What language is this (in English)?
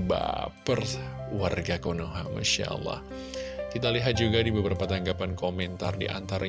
Indonesian